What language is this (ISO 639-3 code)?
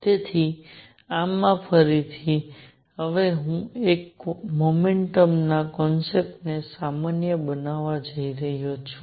guj